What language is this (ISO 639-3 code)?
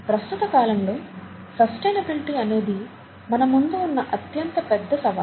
tel